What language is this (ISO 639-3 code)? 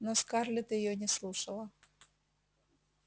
rus